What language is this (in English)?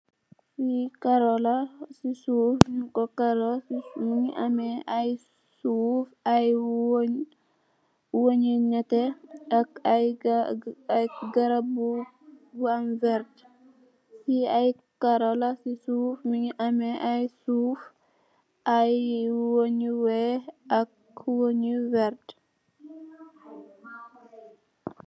Wolof